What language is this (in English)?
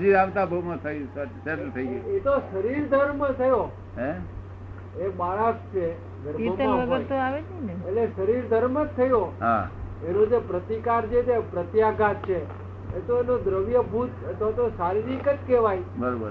Gujarati